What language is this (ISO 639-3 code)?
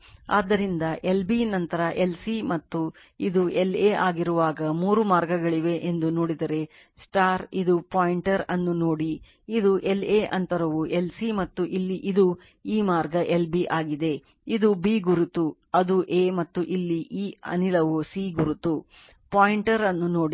kan